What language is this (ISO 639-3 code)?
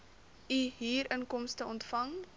afr